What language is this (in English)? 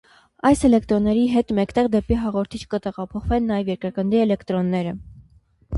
Armenian